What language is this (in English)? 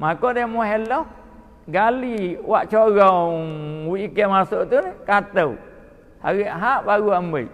Malay